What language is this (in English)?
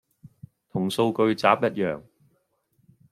Cantonese